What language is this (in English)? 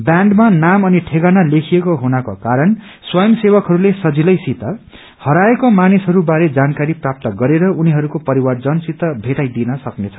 Nepali